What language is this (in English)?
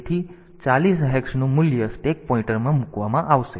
Gujarati